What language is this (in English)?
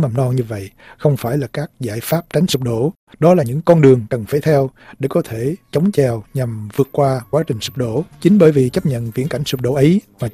Vietnamese